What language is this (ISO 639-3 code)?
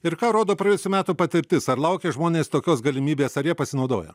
lit